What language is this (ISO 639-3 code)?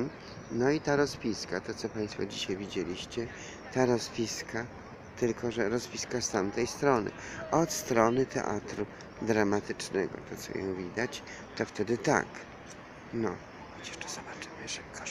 pol